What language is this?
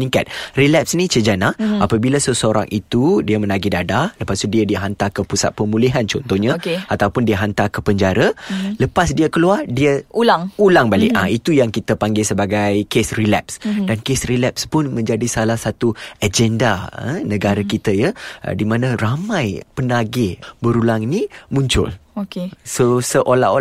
Malay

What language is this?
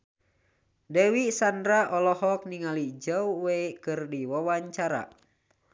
Sundanese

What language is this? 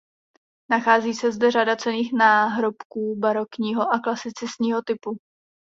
Czech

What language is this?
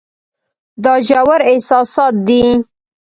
Pashto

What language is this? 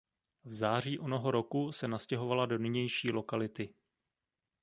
Czech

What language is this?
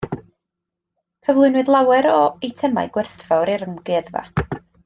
Welsh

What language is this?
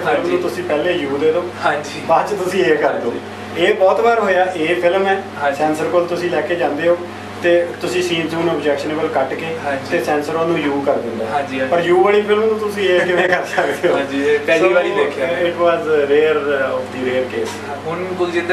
Punjabi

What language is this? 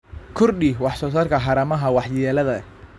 Somali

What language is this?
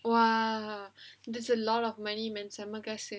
English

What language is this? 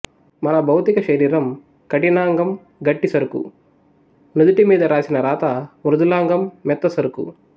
Telugu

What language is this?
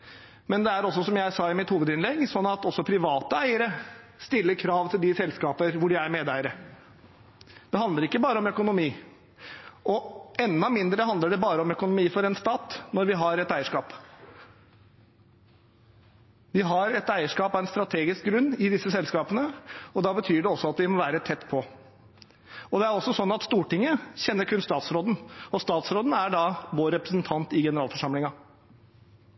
Norwegian Bokmål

